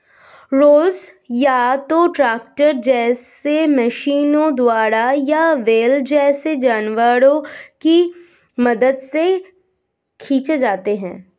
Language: Hindi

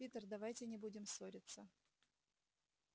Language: Russian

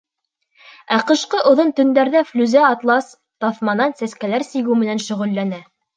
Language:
Bashkir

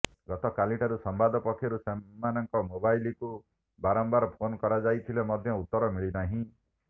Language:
Odia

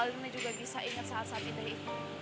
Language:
Indonesian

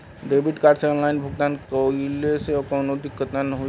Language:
Bhojpuri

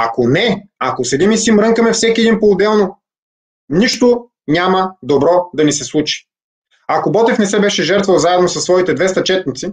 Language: Bulgarian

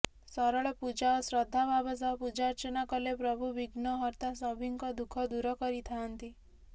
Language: Odia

